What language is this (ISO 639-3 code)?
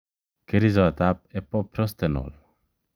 kln